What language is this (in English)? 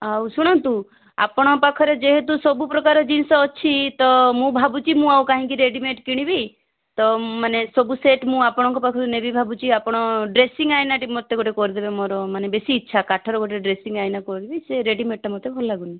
Odia